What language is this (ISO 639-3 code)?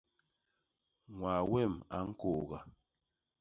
bas